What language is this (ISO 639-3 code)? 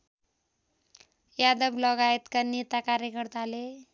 nep